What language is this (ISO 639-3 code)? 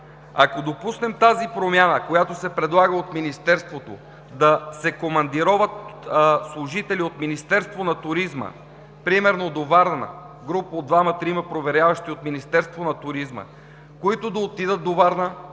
bul